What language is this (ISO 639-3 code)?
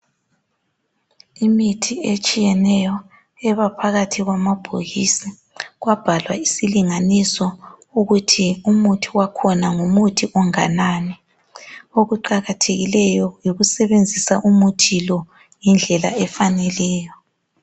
nde